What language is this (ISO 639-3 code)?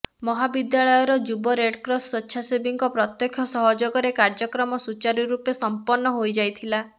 ori